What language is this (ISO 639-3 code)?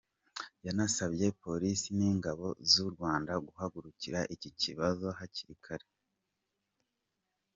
kin